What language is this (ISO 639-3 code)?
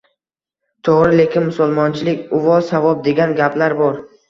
uzb